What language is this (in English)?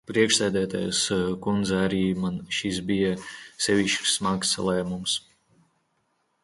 Latvian